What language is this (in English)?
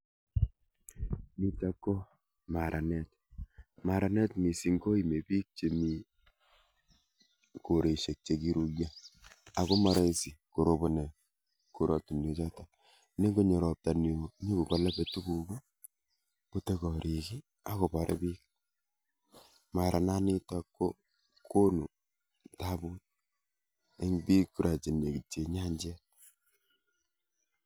Kalenjin